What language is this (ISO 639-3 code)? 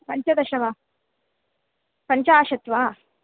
san